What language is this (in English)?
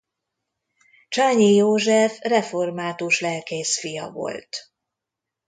Hungarian